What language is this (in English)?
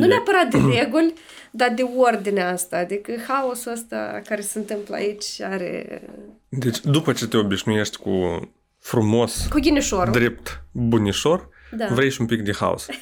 Romanian